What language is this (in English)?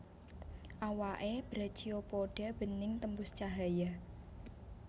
Javanese